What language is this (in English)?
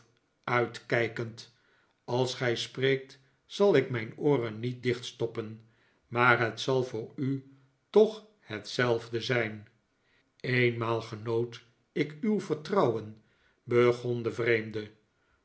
Dutch